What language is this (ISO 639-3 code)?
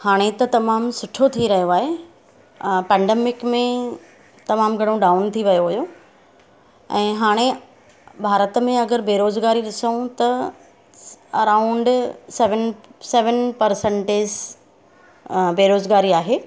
snd